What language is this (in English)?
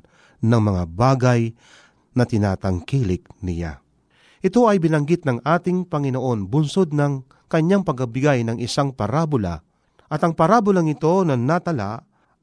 Filipino